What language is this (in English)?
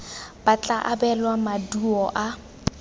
Tswana